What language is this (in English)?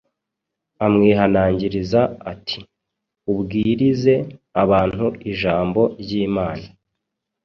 Kinyarwanda